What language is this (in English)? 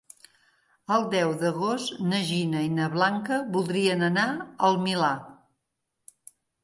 Catalan